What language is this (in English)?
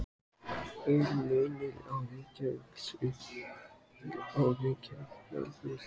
Icelandic